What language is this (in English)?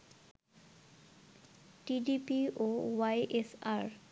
Bangla